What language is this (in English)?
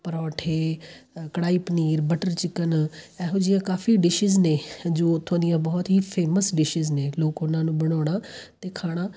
Punjabi